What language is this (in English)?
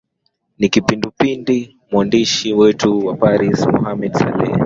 Swahili